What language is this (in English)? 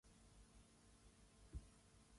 Chinese